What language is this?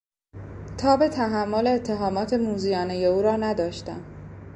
Persian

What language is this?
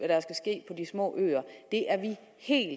Danish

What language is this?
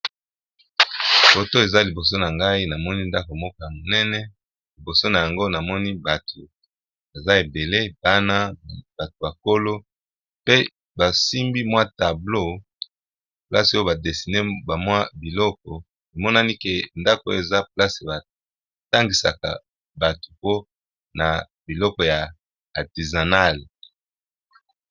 Lingala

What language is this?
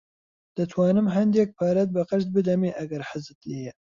Central Kurdish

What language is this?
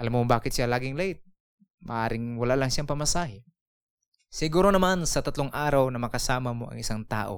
Filipino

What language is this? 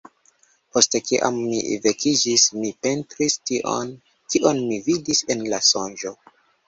Esperanto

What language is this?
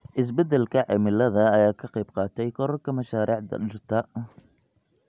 Somali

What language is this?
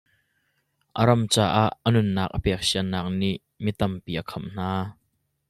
Hakha Chin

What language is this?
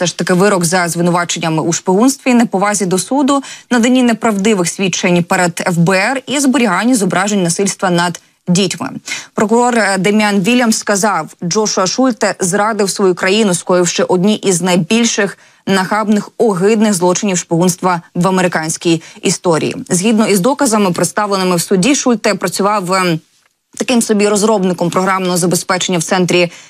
Ukrainian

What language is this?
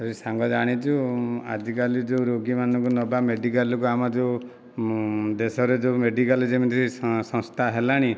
Odia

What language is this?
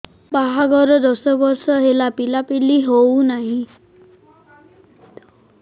Odia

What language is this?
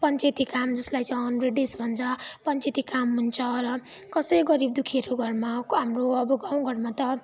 Nepali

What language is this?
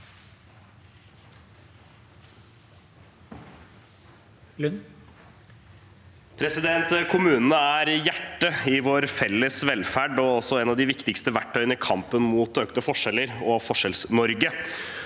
Norwegian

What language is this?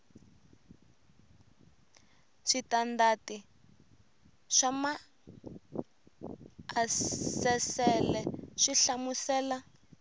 Tsonga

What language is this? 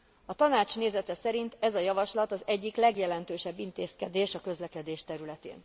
Hungarian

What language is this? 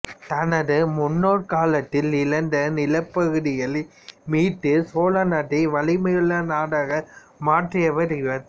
Tamil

